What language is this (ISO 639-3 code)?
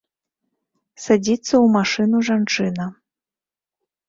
bel